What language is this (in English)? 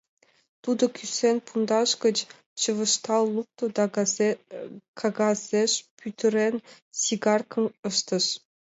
Mari